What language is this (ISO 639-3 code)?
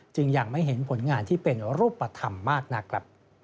tha